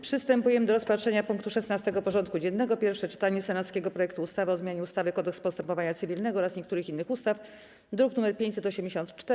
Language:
Polish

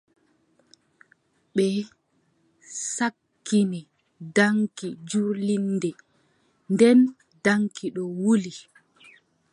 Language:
Adamawa Fulfulde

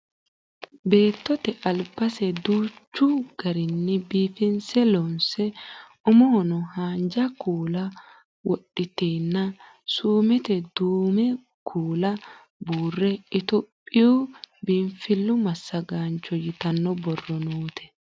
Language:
Sidamo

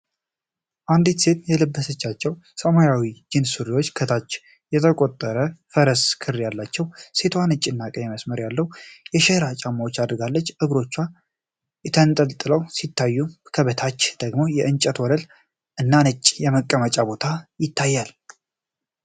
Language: Amharic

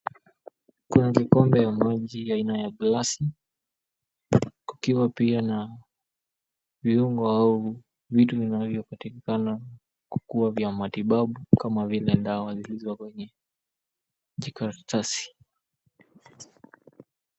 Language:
Swahili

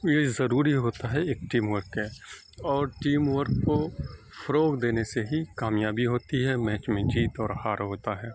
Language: Urdu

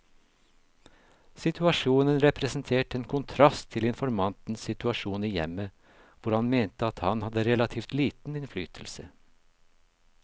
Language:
Norwegian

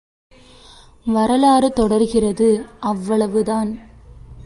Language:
Tamil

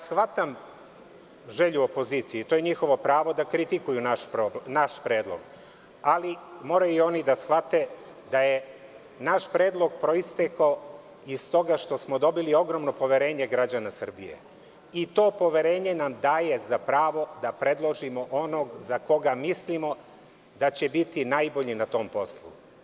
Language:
Serbian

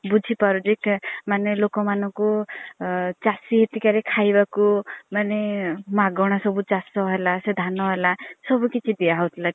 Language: Odia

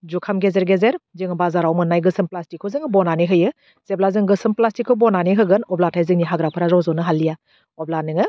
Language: Bodo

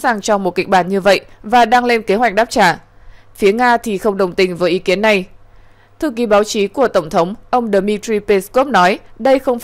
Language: Vietnamese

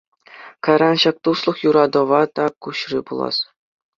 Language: Chuvash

